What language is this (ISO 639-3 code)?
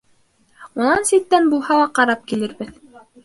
bak